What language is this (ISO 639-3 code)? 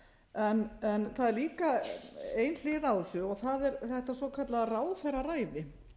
isl